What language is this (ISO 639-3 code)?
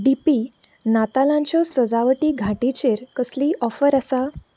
kok